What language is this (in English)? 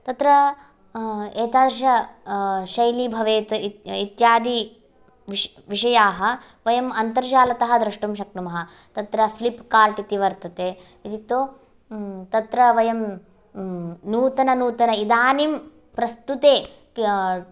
Sanskrit